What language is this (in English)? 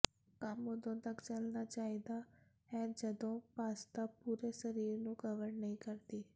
Punjabi